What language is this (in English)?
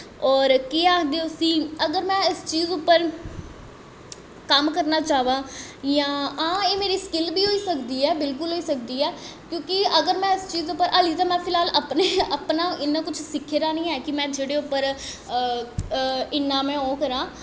Dogri